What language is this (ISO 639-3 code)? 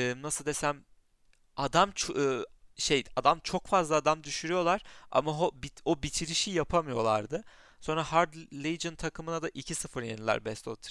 tur